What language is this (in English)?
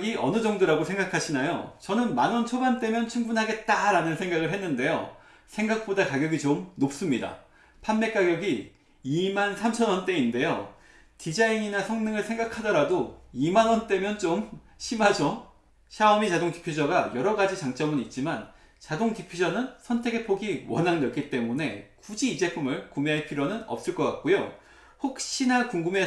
Korean